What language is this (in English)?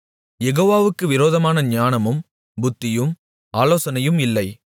Tamil